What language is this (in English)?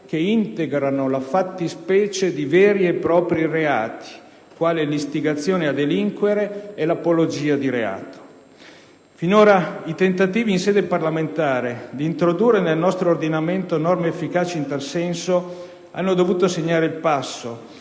Italian